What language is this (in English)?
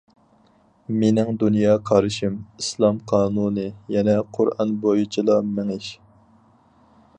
Uyghur